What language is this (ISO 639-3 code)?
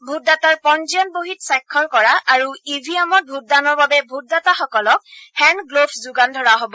asm